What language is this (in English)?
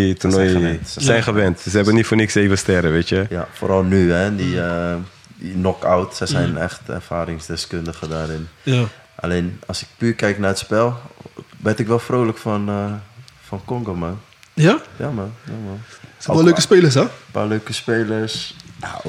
Dutch